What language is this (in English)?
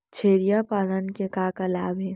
Chhattisgarhi